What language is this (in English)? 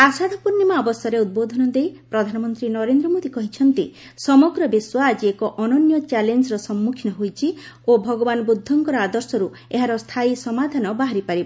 Odia